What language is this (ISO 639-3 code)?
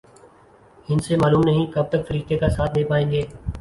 urd